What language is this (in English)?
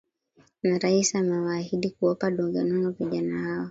Swahili